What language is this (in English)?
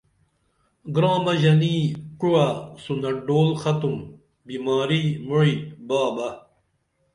Dameli